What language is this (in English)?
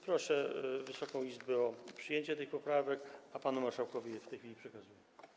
Polish